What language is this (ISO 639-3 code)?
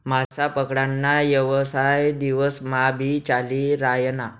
mar